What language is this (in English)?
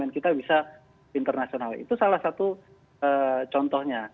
Indonesian